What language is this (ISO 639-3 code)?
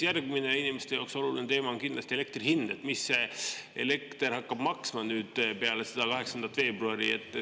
est